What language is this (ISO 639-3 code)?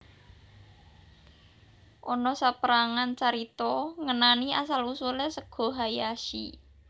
jav